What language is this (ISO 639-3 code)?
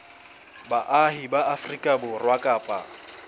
sot